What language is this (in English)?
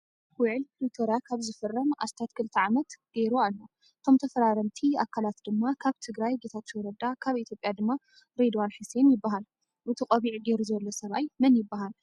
Tigrinya